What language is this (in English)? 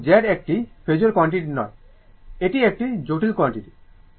Bangla